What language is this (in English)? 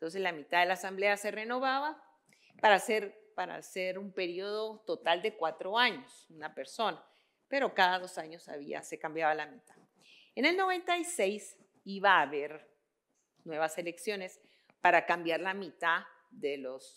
Spanish